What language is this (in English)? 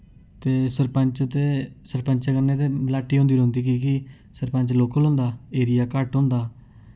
Dogri